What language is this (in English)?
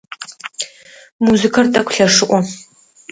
Adyghe